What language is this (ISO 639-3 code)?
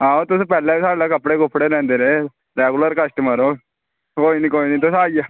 doi